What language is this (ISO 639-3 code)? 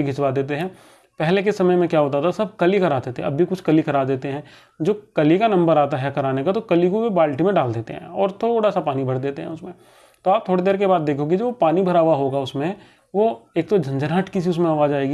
hin